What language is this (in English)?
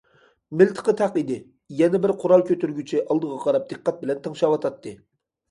Uyghur